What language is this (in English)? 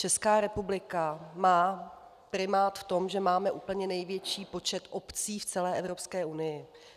Czech